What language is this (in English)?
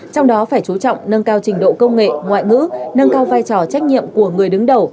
Vietnamese